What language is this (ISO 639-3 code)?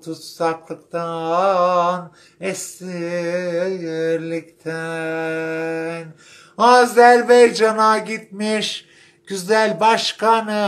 tur